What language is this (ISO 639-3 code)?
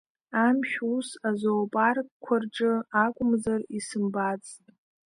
abk